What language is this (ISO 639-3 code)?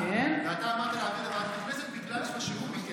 heb